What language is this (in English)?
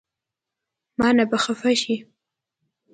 Pashto